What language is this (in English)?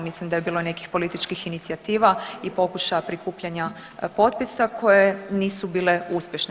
Croatian